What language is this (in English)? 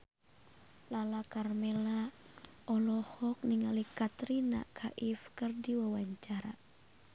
Sundanese